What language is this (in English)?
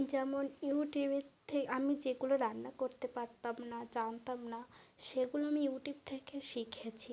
Bangla